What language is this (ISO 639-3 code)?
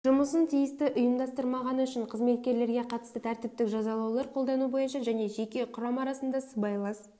kaz